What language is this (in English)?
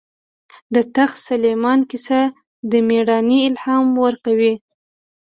Pashto